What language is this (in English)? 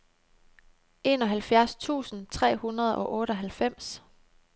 Danish